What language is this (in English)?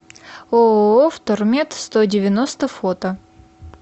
Russian